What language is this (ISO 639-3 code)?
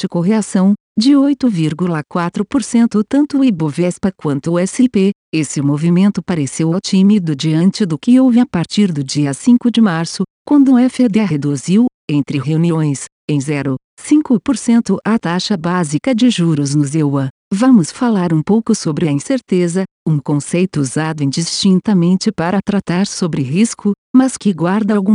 por